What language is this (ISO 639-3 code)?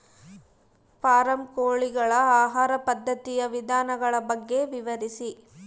kan